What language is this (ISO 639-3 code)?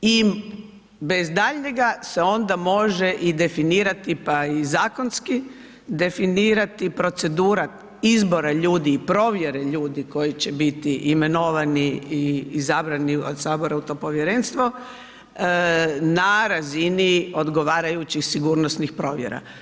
hrv